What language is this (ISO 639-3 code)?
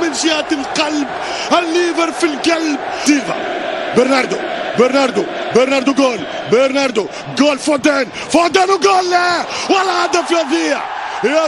ara